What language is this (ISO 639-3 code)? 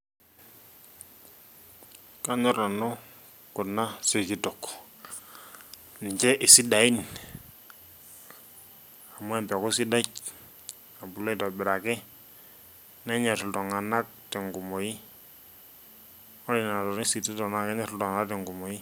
mas